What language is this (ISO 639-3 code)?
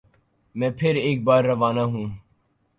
urd